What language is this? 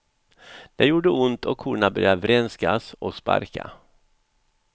Swedish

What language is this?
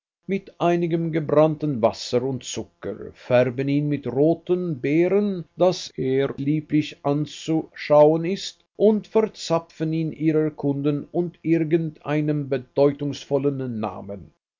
German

